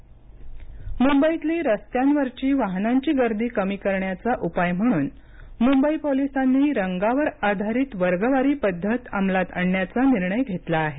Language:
Marathi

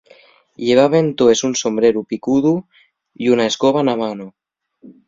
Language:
Asturian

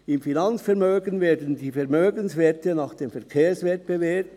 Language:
Swiss German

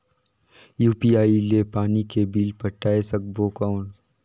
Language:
Chhattisgarhi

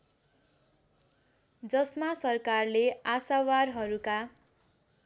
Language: Nepali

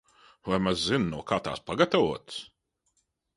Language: Latvian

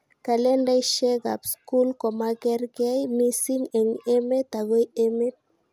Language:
Kalenjin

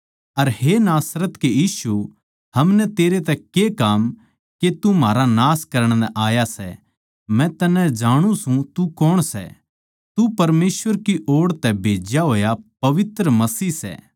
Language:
Haryanvi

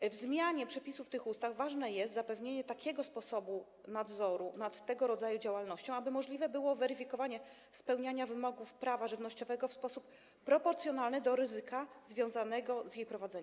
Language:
Polish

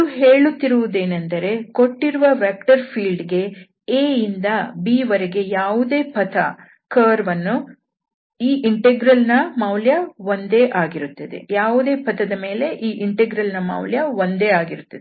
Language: Kannada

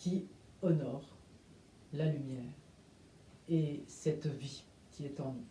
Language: French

